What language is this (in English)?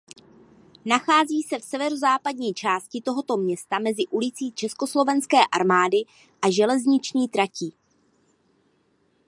Czech